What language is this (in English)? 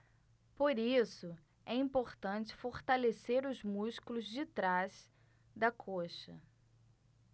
Portuguese